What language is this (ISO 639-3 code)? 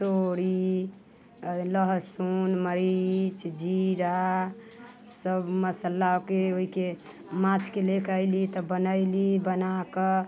mai